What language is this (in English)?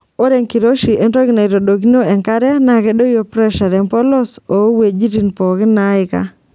Masai